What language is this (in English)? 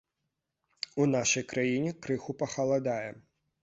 Belarusian